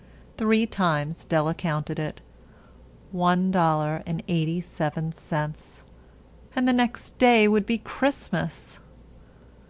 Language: English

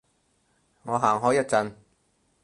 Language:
Cantonese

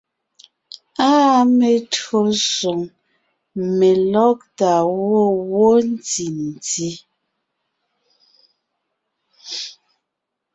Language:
Ngiemboon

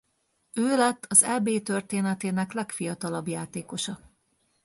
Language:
Hungarian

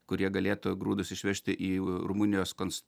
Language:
Lithuanian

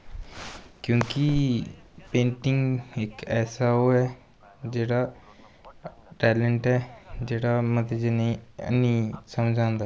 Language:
Dogri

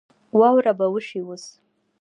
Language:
Pashto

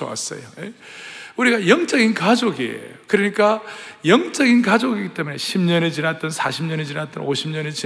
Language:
Korean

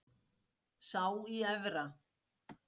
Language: Icelandic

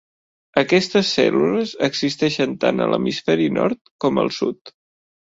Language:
Catalan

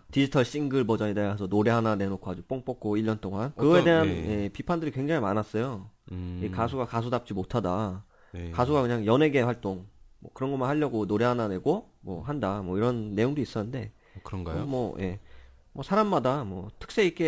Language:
Korean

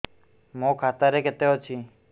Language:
Odia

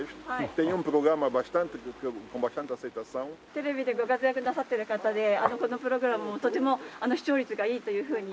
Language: Japanese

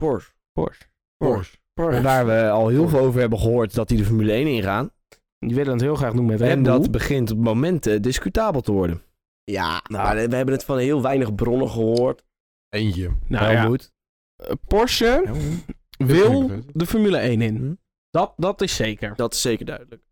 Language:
Dutch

